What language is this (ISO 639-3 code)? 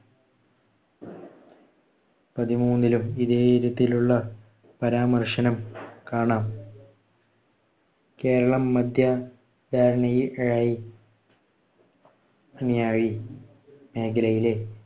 mal